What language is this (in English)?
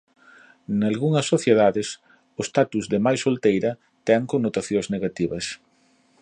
Galician